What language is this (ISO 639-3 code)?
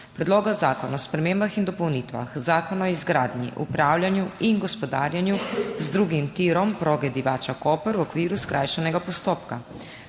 slv